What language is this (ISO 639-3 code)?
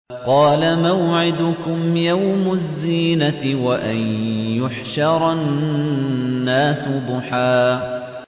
ara